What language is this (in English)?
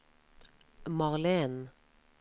Norwegian